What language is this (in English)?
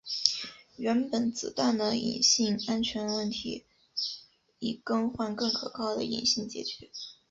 Chinese